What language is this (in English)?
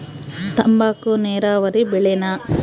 Kannada